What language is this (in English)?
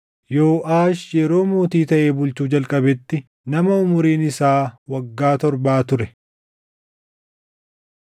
Oromo